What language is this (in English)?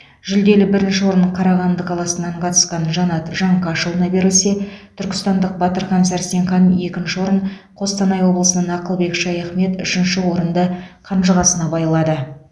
Kazakh